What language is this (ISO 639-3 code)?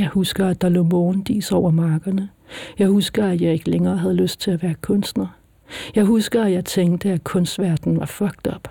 dan